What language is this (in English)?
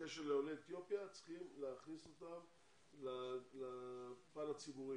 Hebrew